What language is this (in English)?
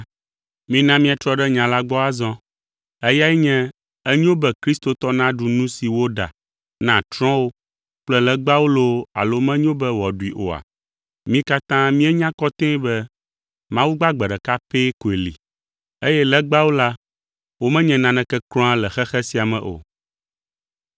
Ewe